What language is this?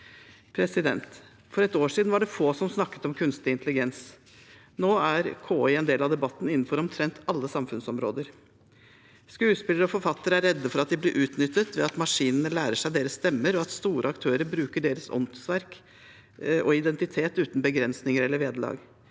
Norwegian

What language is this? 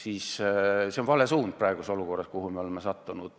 Estonian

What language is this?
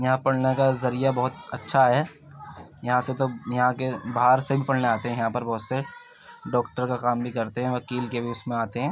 Urdu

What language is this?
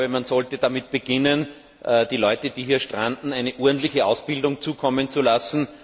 German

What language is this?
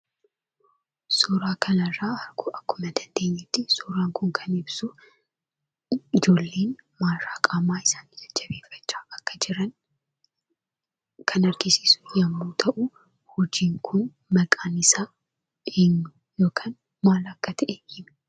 Oromo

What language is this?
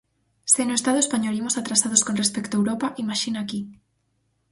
Galician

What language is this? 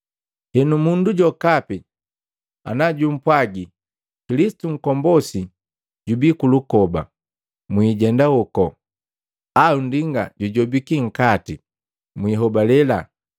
Matengo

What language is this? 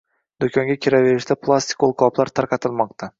Uzbek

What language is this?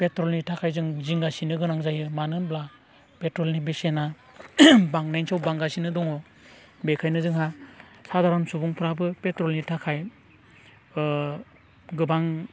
Bodo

